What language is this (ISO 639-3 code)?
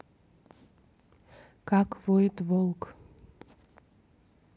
rus